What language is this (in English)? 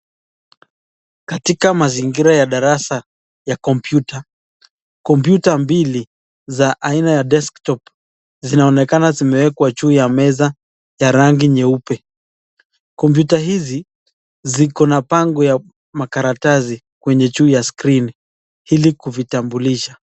Swahili